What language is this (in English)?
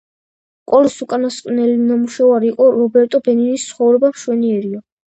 Georgian